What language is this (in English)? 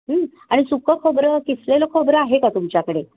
Marathi